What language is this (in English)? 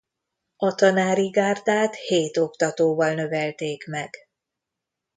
Hungarian